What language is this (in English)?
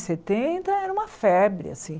Portuguese